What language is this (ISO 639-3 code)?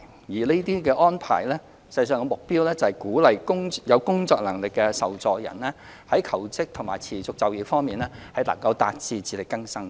yue